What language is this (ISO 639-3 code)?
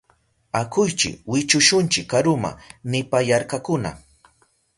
qup